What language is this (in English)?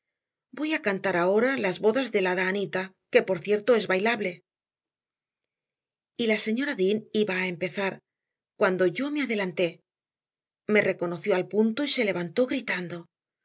Spanish